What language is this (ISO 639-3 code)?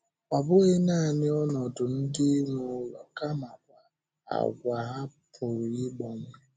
ibo